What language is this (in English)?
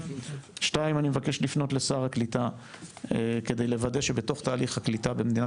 Hebrew